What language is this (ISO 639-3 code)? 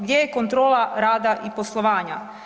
hrv